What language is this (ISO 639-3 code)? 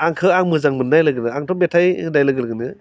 brx